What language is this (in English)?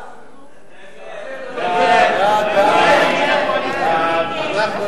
Hebrew